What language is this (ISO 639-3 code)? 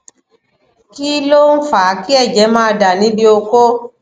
yor